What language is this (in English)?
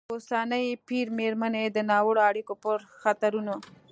Pashto